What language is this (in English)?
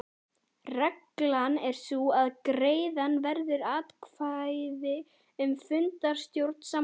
Icelandic